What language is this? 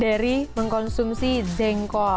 Indonesian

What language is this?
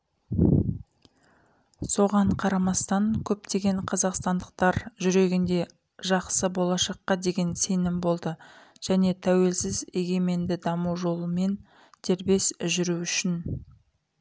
Kazakh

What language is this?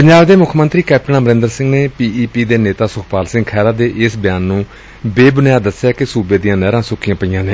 Punjabi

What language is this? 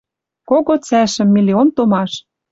Western Mari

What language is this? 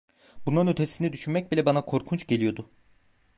Turkish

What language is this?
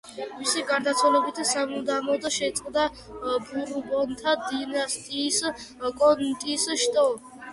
Georgian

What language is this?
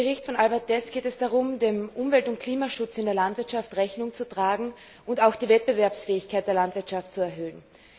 German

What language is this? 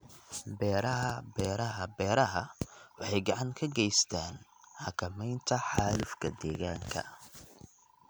Somali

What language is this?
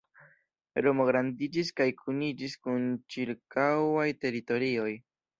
Esperanto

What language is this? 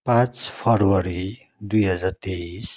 Nepali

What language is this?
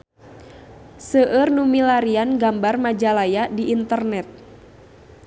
Sundanese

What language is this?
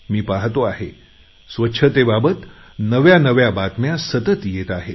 Marathi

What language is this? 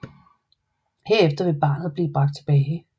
Danish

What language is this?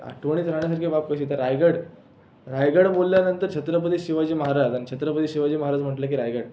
Marathi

